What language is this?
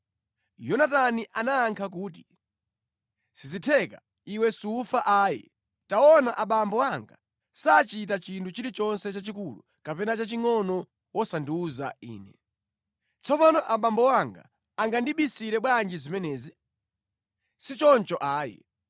Nyanja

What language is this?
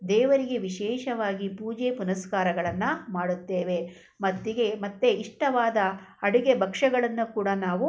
Kannada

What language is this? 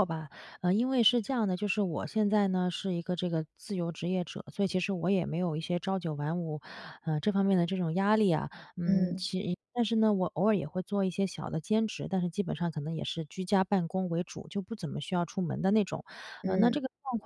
Chinese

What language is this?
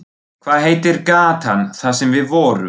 Icelandic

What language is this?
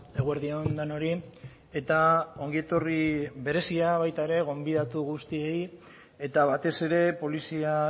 Basque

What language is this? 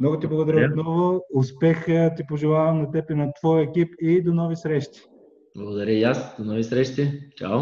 Bulgarian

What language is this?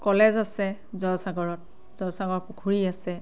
Assamese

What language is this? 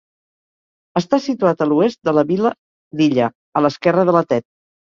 Catalan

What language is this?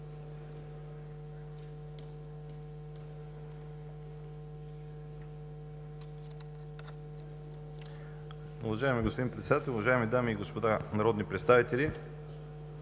Bulgarian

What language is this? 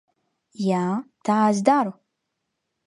Latvian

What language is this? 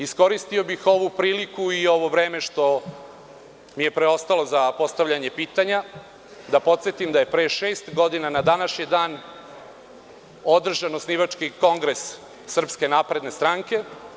Serbian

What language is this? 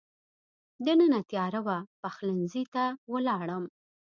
Pashto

